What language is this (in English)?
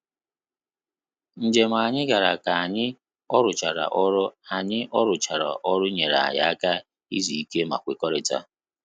Igbo